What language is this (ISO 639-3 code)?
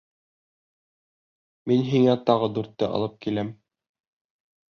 bak